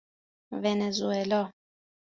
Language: Persian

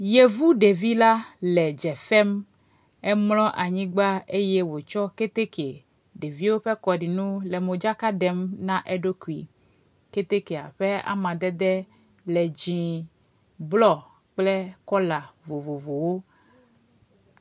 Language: Ewe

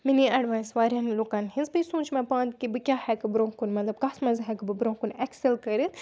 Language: Kashmiri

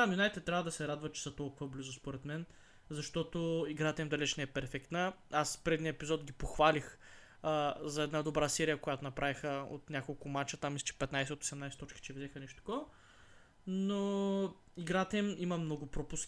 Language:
Bulgarian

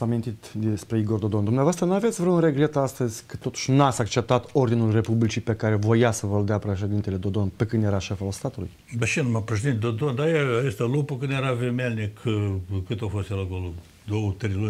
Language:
Romanian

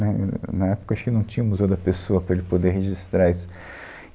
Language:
Portuguese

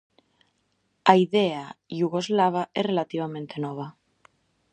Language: Galician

